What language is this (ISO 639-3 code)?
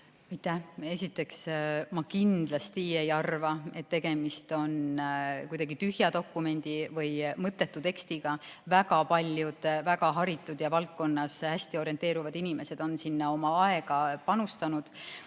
est